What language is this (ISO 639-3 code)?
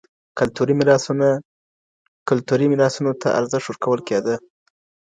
pus